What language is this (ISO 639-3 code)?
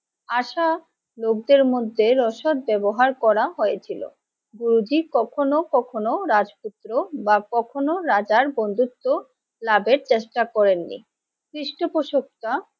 ben